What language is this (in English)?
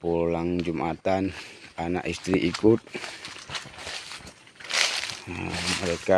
Indonesian